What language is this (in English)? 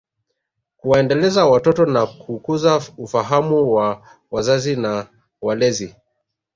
Swahili